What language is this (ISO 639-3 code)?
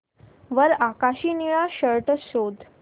mar